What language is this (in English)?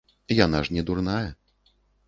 Belarusian